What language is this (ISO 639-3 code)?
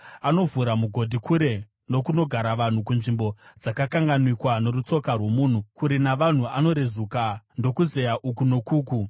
sna